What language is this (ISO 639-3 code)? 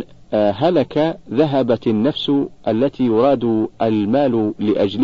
ara